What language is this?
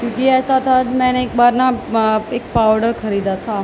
Urdu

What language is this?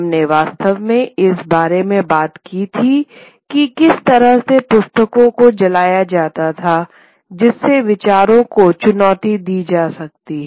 Hindi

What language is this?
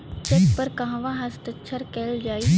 Bhojpuri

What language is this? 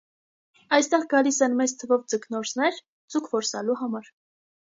Armenian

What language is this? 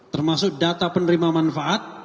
Indonesian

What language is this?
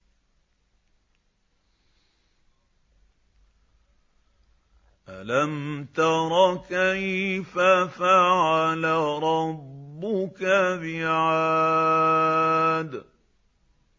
Arabic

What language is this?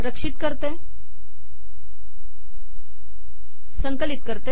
Marathi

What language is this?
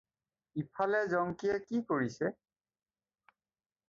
Assamese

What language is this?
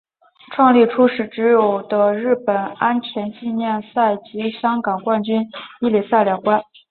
Chinese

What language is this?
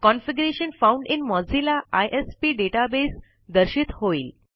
Marathi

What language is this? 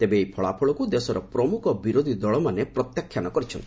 Odia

